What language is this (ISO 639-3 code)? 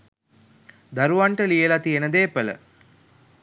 sin